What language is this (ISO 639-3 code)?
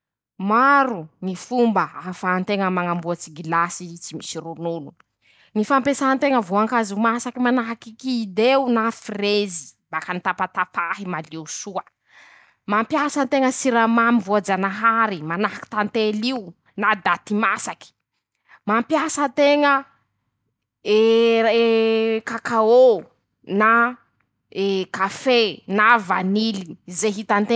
msh